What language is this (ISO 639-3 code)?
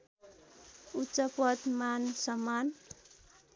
nep